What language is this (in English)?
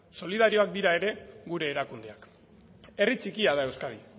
Basque